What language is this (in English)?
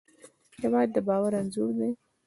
Pashto